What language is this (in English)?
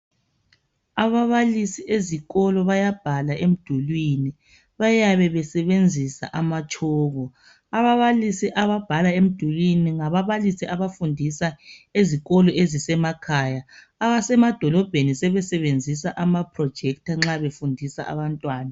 North Ndebele